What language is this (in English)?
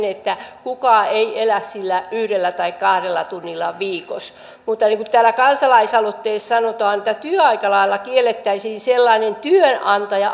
Finnish